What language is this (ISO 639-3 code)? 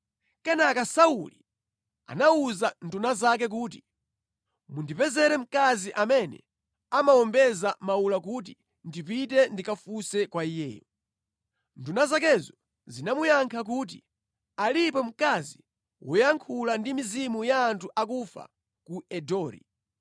nya